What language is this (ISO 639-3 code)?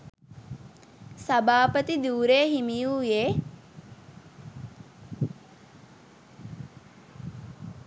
sin